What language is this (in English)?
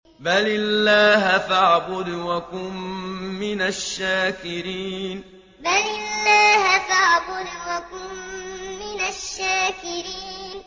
Arabic